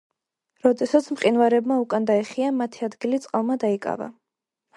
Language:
Georgian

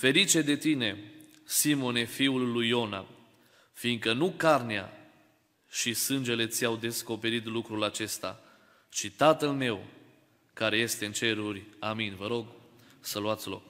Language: Romanian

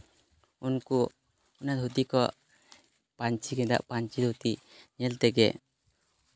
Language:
Santali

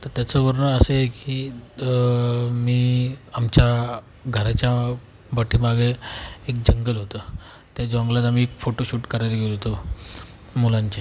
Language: Marathi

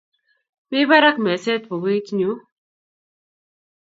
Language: Kalenjin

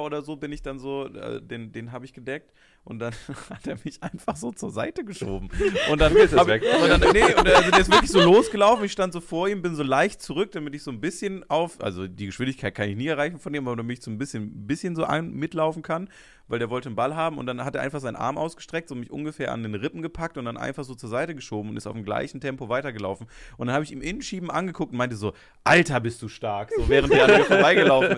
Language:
German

